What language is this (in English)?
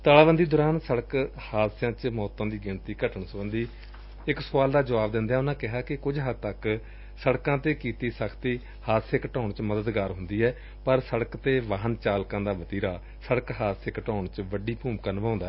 Punjabi